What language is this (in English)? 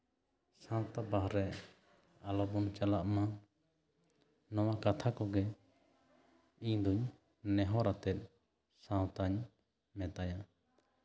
Santali